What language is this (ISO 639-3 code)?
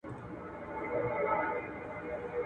pus